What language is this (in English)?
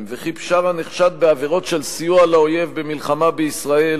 Hebrew